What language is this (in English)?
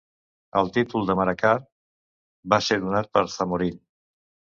Catalan